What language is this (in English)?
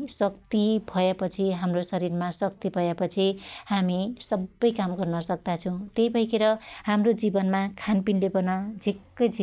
Dotyali